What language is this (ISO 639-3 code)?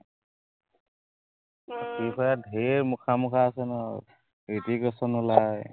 asm